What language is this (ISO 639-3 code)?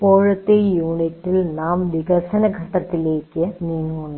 mal